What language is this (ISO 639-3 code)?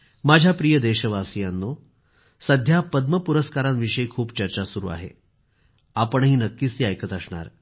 mar